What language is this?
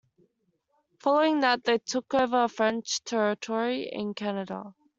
English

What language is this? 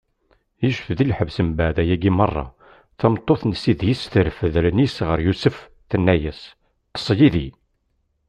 Kabyle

